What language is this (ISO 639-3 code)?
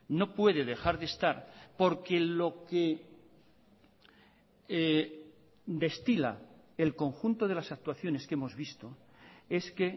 spa